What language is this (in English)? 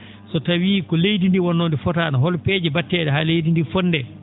Fula